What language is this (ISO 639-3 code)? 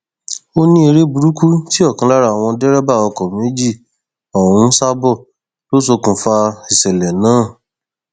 yor